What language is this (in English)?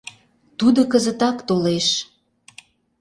Mari